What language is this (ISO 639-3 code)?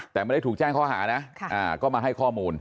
tha